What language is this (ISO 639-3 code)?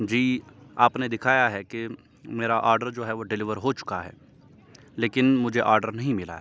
urd